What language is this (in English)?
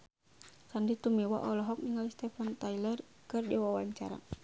Sundanese